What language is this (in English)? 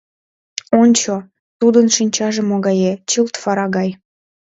Mari